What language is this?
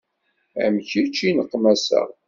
Kabyle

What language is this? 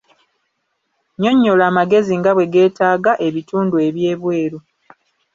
Ganda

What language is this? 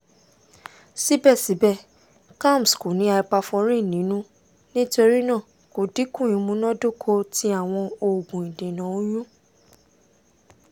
Yoruba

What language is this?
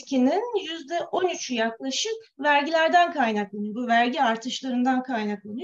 Turkish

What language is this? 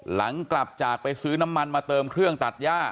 Thai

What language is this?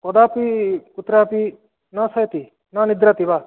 Sanskrit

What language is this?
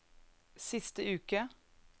Norwegian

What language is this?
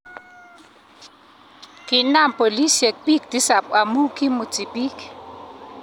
Kalenjin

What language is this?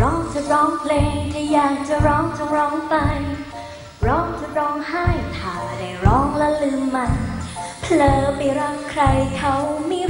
Thai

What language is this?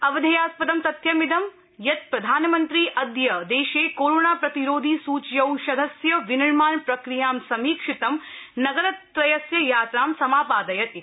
Sanskrit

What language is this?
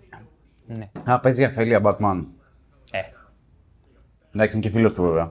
Greek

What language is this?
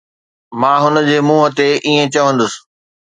Sindhi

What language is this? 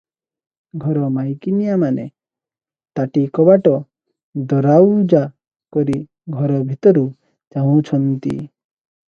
Odia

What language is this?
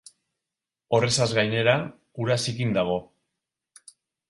Basque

